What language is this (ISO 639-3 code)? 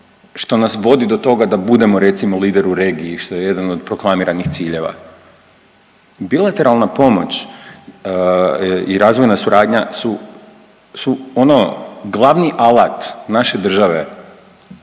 hrv